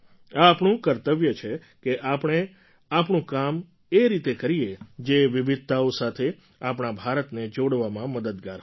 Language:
Gujarati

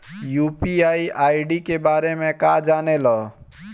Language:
Bhojpuri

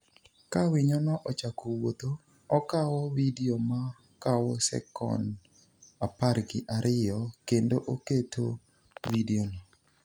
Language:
Luo (Kenya and Tanzania)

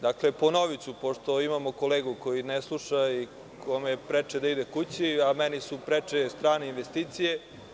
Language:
Serbian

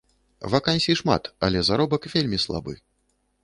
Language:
Belarusian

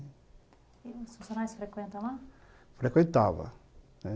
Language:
Portuguese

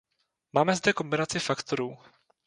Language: Czech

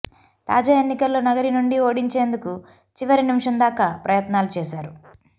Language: Telugu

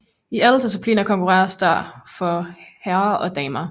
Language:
Danish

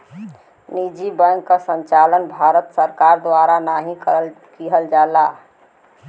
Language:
Bhojpuri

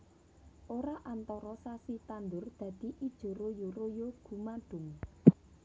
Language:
Javanese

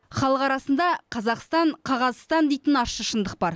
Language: Kazakh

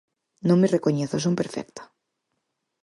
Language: Galician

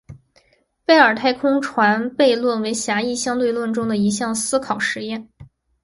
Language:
Chinese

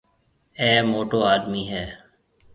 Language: Marwari (Pakistan)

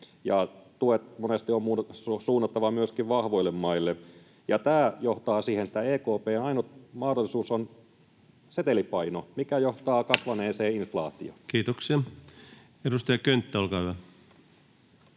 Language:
Finnish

